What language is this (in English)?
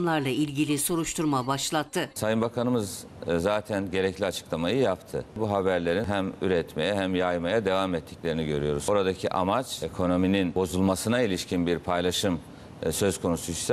Turkish